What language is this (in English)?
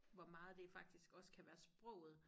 Danish